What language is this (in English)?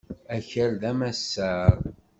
Kabyle